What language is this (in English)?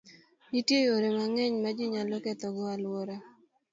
Luo (Kenya and Tanzania)